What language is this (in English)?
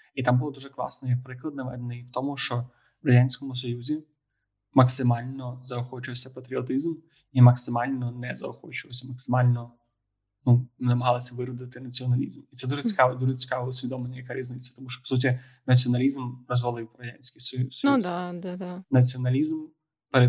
Ukrainian